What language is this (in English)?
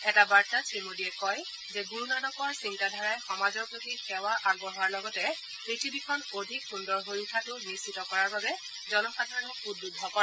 Assamese